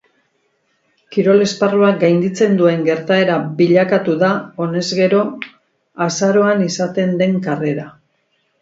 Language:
Basque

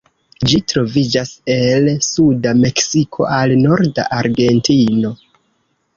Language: Esperanto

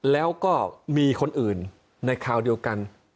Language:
Thai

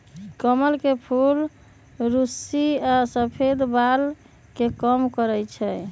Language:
Magahi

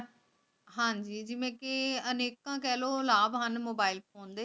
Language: Punjabi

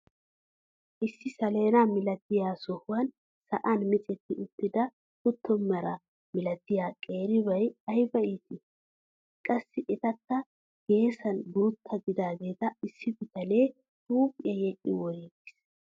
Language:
Wolaytta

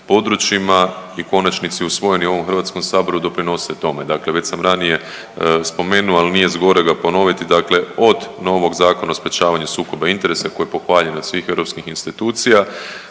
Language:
Croatian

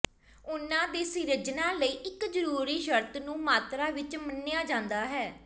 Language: Punjabi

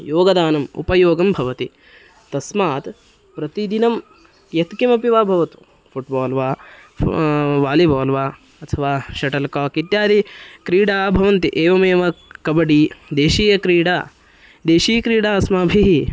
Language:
Sanskrit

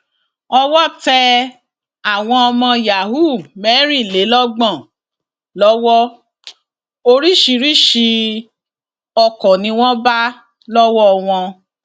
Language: Yoruba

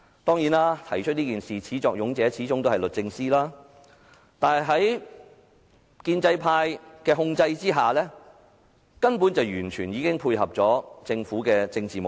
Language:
Cantonese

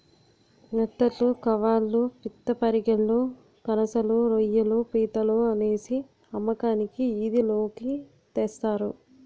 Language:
Telugu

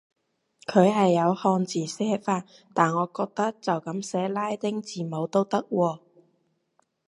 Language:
Cantonese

